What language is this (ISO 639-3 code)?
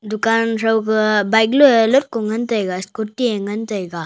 nnp